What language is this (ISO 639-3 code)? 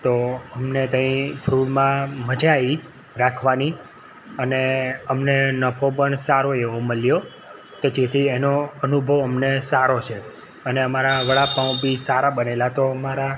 guj